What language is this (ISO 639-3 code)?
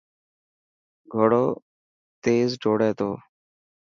mki